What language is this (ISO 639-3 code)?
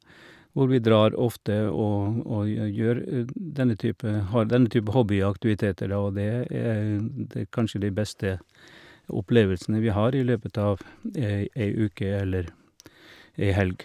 nor